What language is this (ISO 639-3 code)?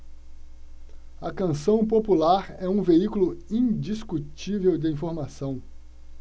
por